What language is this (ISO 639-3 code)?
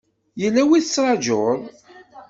kab